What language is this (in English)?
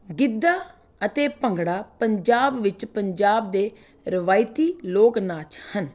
Punjabi